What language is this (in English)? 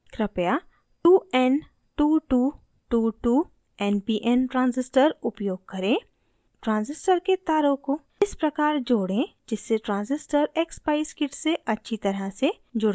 Hindi